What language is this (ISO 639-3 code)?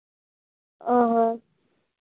sat